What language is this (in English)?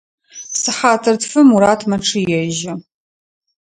Adyghe